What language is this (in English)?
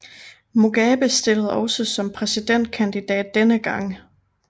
Danish